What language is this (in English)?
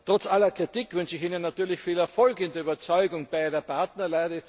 German